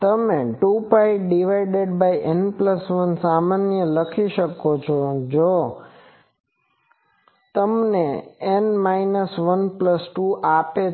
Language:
Gujarati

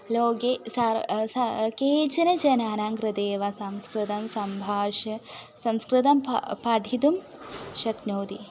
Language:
Sanskrit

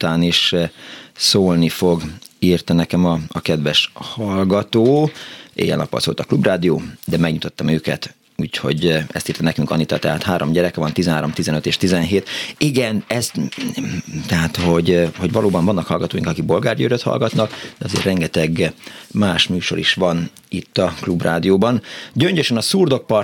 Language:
Hungarian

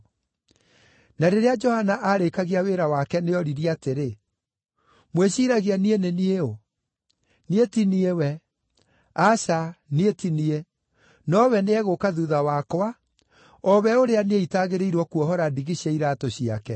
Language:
Kikuyu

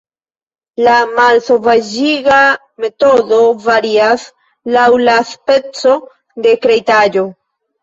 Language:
Esperanto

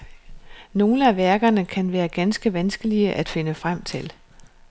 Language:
Danish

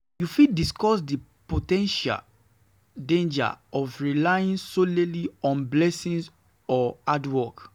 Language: Nigerian Pidgin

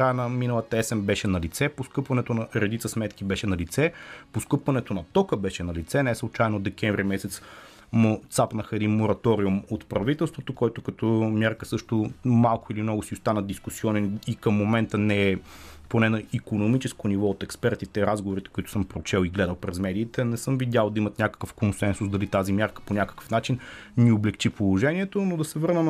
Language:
Bulgarian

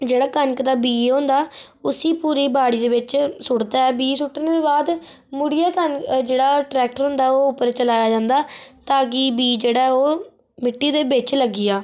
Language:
Dogri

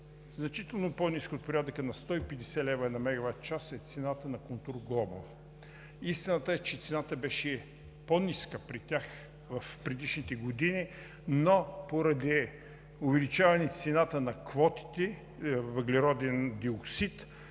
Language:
Bulgarian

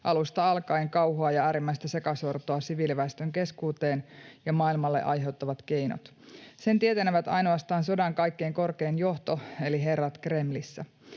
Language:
Finnish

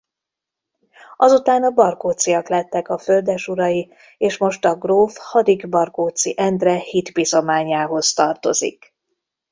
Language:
Hungarian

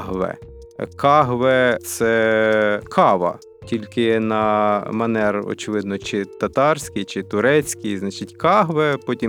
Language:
Ukrainian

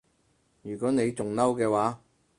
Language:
Cantonese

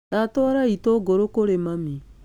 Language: Kikuyu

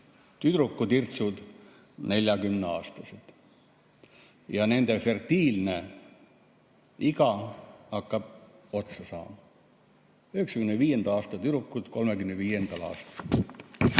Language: Estonian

